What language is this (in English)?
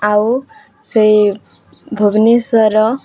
Odia